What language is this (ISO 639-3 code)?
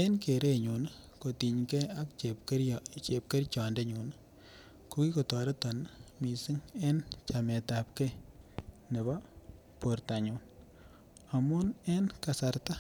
kln